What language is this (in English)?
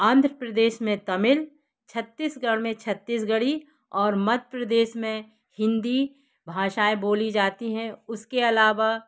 Hindi